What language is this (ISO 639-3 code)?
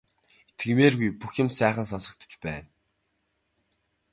mon